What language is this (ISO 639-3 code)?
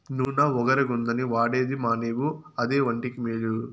tel